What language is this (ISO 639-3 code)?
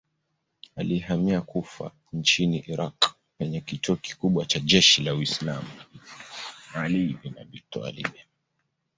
swa